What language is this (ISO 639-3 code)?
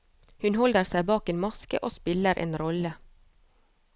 nor